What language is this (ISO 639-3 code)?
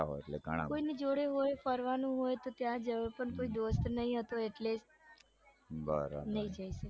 guj